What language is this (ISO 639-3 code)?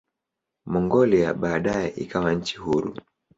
swa